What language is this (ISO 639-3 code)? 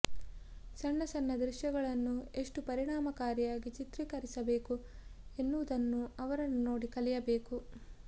kan